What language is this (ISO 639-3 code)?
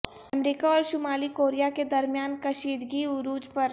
urd